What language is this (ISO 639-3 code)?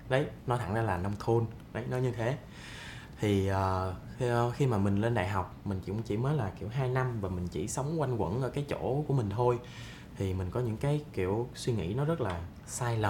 vie